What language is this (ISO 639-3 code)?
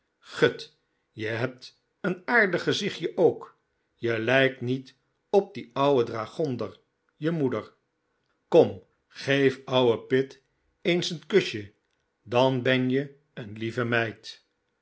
nld